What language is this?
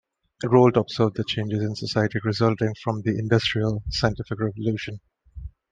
English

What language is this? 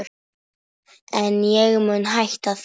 Icelandic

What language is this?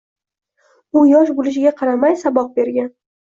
Uzbek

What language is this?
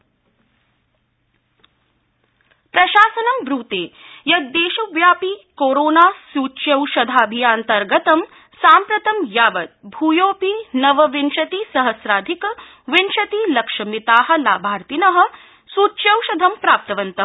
Sanskrit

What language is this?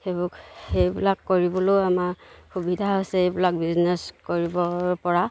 Assamese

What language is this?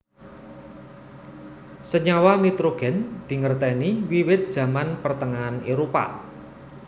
Javanese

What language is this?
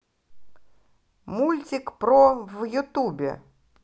Russian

